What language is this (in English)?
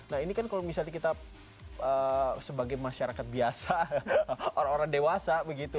Indonesian